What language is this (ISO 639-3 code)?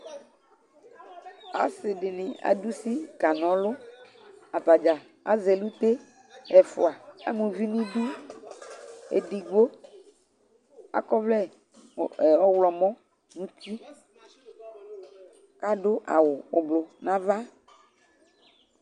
kpo